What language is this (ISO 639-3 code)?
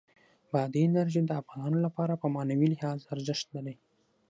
pus